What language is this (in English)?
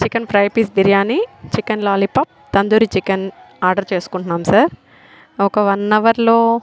Telugu